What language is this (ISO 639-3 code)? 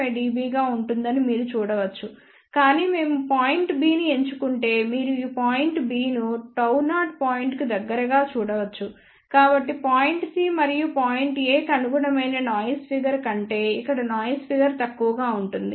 tel